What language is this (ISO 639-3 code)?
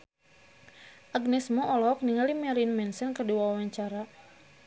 sun